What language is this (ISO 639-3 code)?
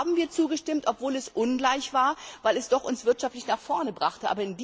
deu